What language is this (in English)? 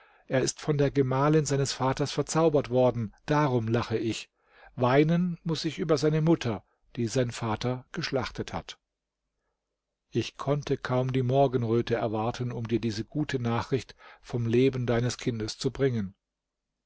German